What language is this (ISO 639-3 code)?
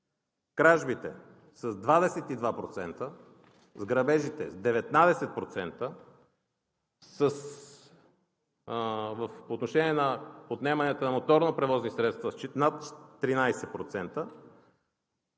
bul